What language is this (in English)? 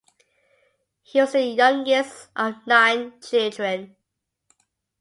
English